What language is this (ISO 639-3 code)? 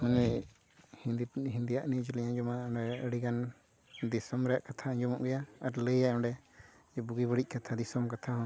sat